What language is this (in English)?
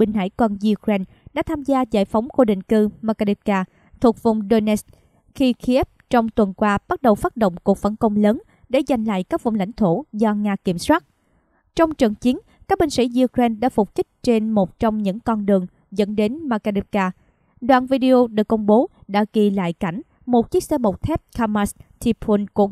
Vietnamese